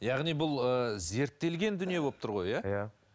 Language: Kazakh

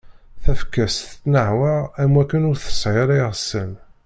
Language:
Kabyle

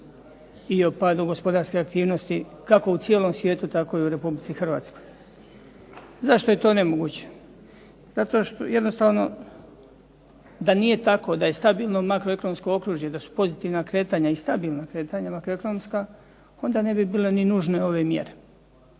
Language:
Croatian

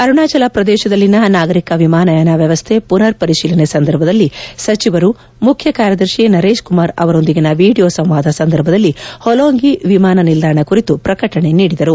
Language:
Kannada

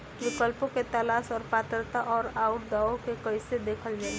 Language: Bhojpuri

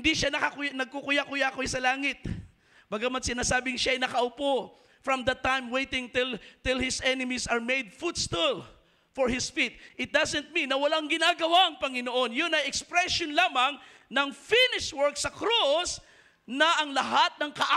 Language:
Filipino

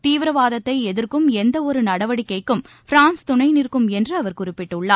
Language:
Tamil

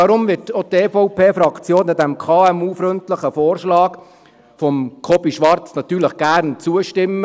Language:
Swiss German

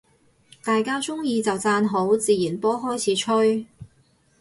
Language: Cantonese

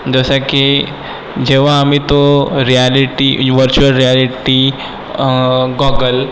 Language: Marathi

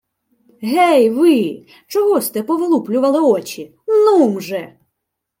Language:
Ukrainian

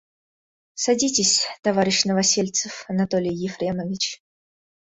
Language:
Russian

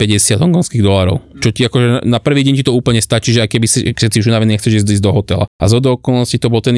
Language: Slovak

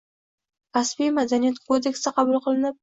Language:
Uzbek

